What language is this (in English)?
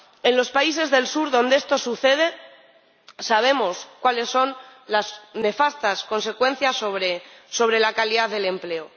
Spanish